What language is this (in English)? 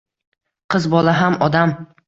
Uzbek